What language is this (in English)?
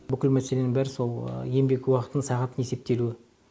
Kazakh